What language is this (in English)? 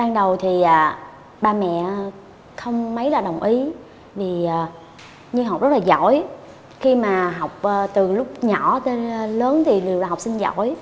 Vietnamese